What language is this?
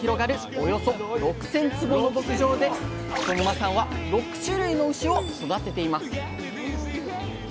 Japanese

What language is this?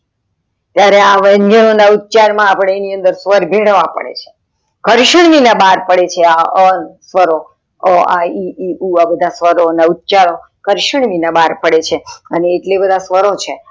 Gujarati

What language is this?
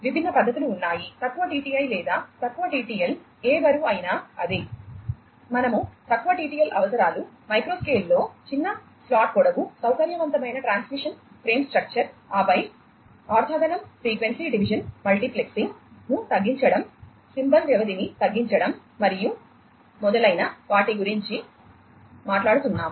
Telugu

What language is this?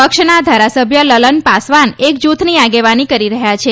Gujarati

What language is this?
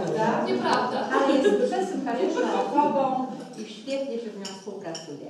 Polish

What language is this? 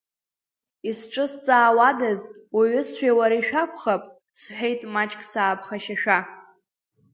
Abkhazian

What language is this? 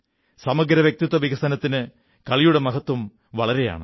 Malayalam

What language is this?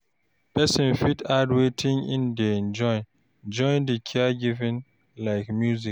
Nigerian Pidgin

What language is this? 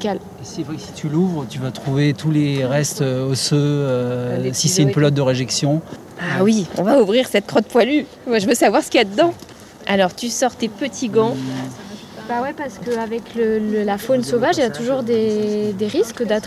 French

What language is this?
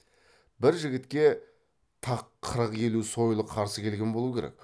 Kazakh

